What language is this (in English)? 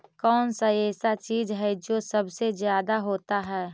Magahi